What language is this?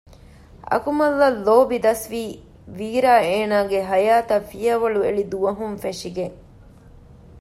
Divehi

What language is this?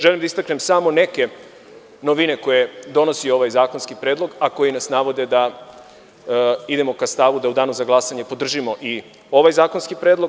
Serbian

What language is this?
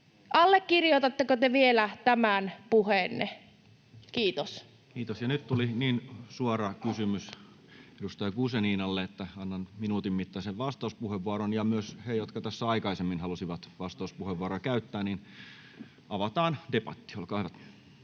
Finnish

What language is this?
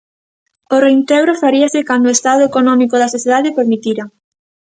Galician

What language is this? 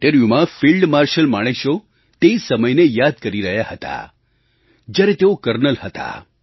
Gujarati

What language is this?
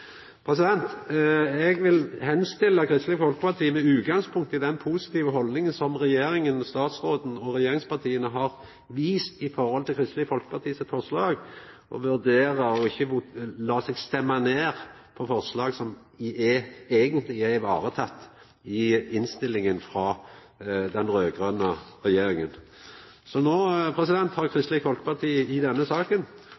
Norwegian Nynorsk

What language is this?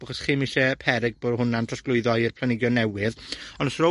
Welsh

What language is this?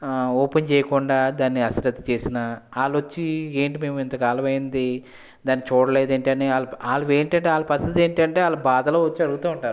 Telugu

